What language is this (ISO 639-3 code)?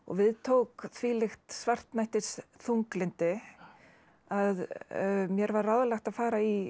isl